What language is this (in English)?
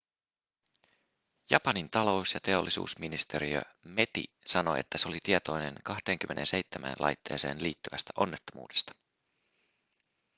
Finnish